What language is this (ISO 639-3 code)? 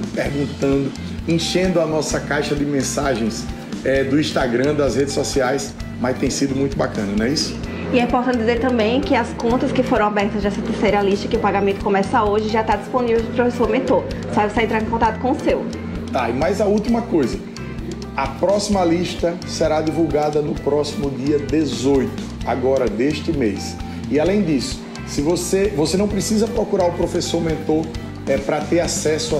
por